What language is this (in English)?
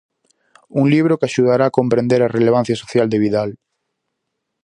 Galician